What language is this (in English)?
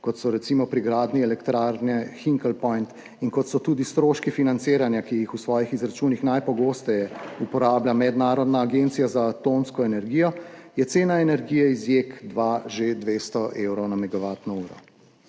Slovenian